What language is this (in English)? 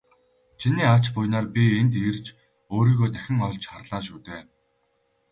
Mongolian